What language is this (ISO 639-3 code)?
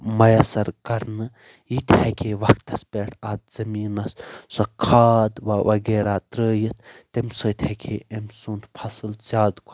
kas